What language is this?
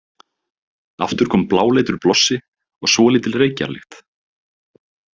Icelandic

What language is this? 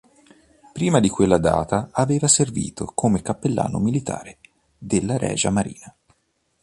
Italian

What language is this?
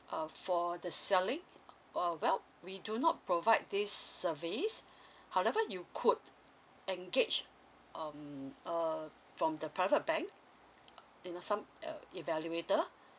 English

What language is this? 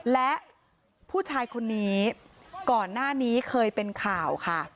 Thai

